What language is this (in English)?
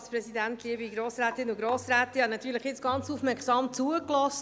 Swiss German